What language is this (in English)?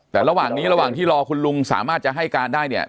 Thai